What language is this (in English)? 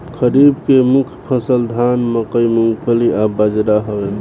Bhojpuri